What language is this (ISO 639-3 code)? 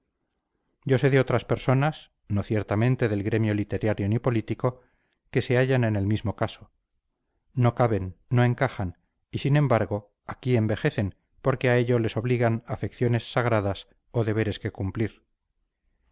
spa